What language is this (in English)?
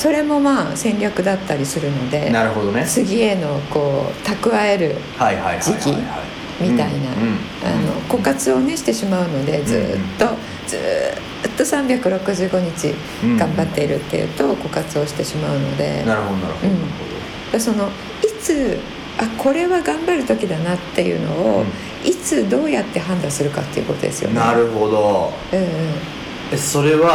Japanese